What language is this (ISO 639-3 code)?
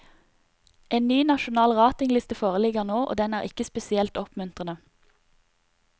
nor